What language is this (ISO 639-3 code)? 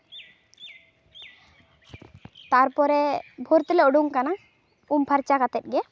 sat